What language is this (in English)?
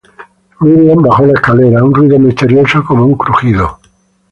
Spanish